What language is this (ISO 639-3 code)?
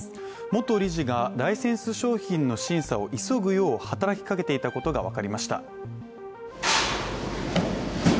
jpn